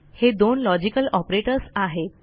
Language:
Marathi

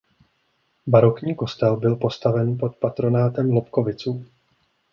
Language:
Czech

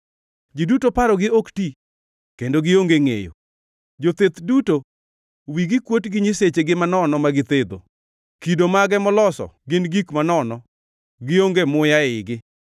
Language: Luo (Kenya and Tanzania)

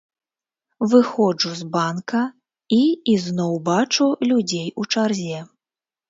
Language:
Belarusian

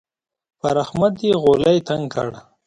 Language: Pashto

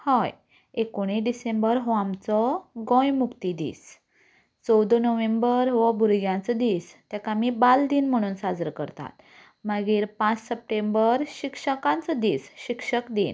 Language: Konkani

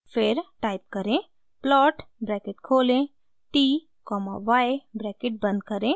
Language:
Hindi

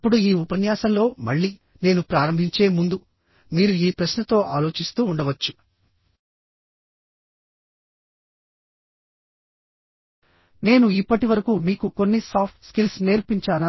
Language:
Telugu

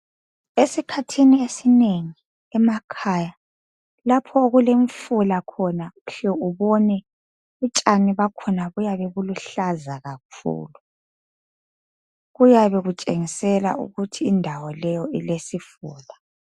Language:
North Ndebele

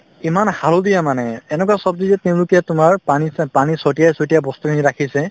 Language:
Assamese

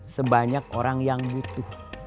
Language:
Indonesian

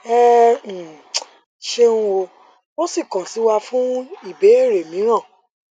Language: Yoruba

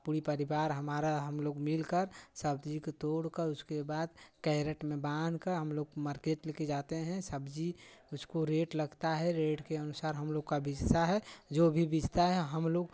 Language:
Hindi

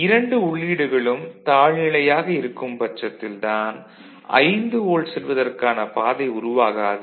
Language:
Tamil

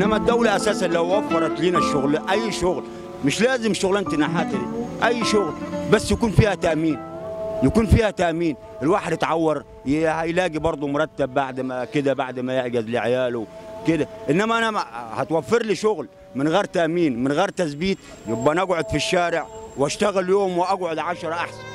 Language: Arabic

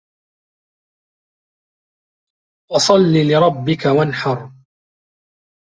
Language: Arabic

